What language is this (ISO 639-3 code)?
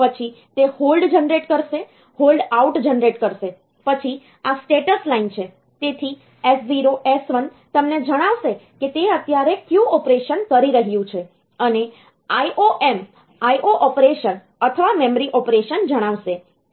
guj